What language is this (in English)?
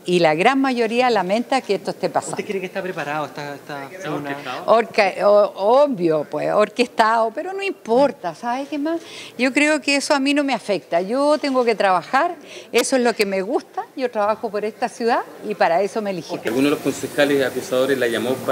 Spanish